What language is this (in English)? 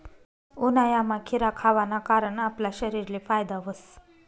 Marathi